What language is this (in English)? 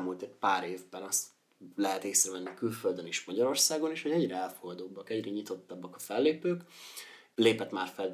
Hungarian